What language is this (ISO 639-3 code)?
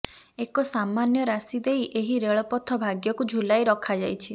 ori